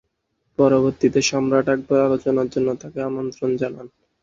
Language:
Bangla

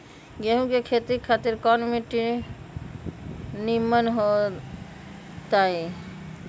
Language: Magahi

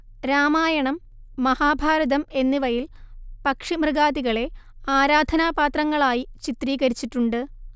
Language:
Malayalam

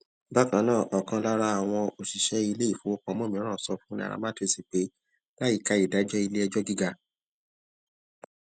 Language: Yoruba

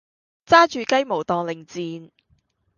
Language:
Cantonese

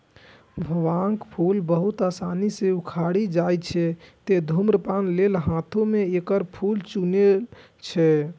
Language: Maithili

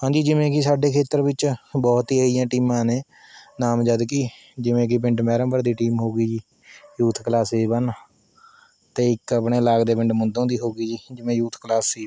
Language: Punjabi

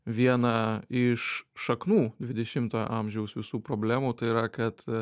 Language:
Lithuanian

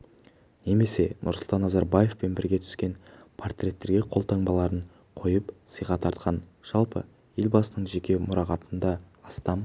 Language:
Kazakh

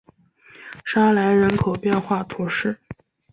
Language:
Chinese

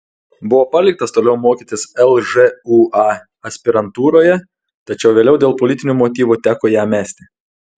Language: Lithuanian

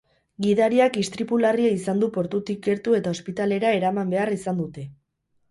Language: Basque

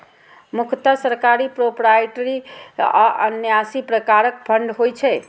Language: Maithili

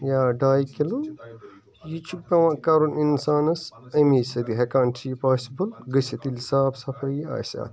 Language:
Kashmiri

